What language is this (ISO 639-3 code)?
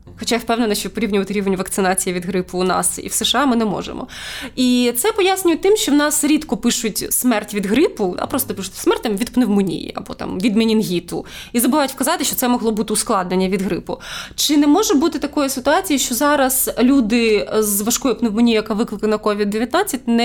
ukr